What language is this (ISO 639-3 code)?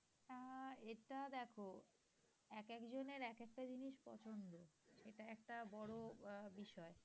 ben